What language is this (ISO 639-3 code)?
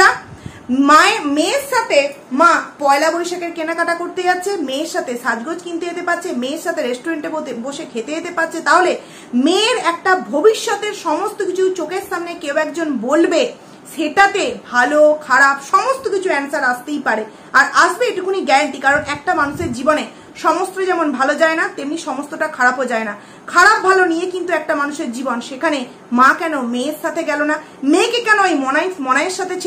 ben